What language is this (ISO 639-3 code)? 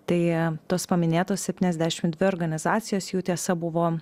lit